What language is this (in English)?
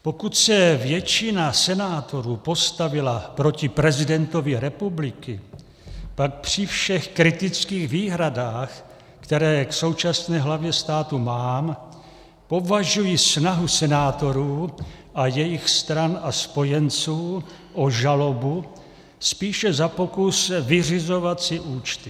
Czech